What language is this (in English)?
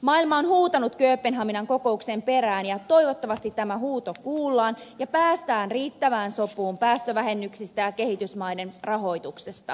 Finnish